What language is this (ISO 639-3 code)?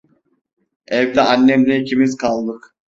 tur